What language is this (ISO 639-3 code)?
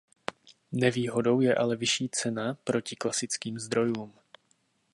ces